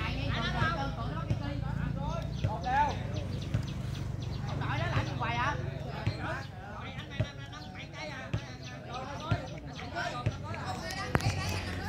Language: Vietnamese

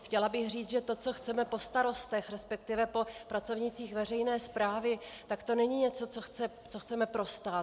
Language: Czech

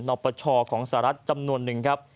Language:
Thai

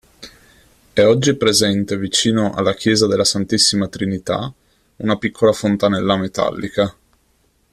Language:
Italian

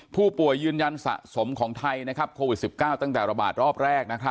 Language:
Thai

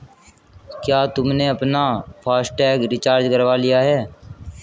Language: Hindi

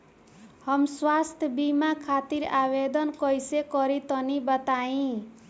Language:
Bhojpuri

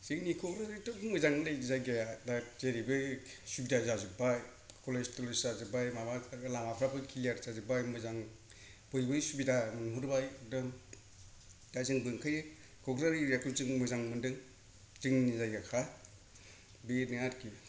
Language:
Bodo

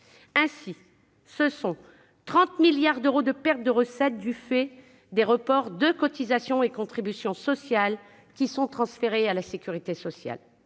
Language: French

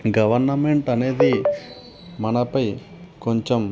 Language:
Telugu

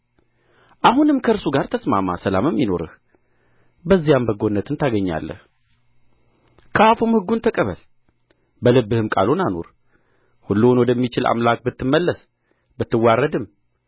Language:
Amharic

